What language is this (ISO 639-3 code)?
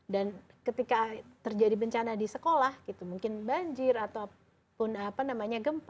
ind